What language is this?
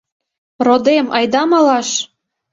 Mari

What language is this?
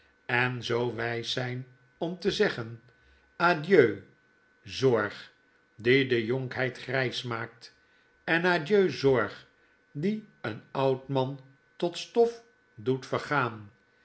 Dutch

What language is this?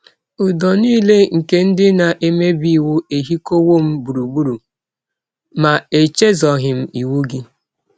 Igbo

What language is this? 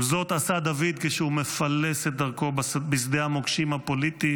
Hebrew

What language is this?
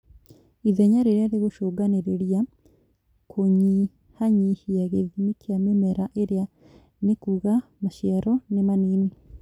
Kikuyu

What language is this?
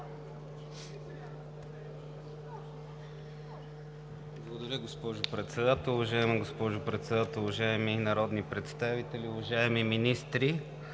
Bulgarian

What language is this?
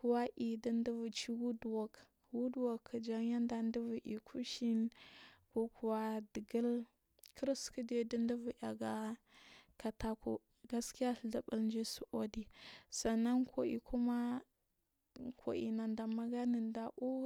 Marghi South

